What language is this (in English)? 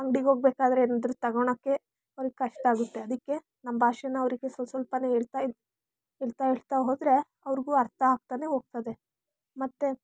Kannada